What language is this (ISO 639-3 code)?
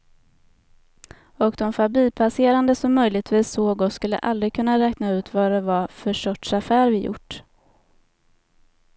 swe